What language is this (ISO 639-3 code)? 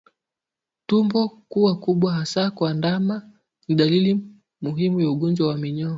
swa